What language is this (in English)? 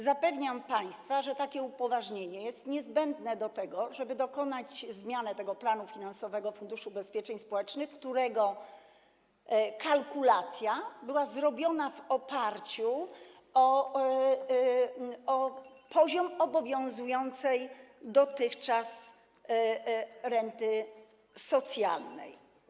Polish